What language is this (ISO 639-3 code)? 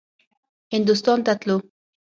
pus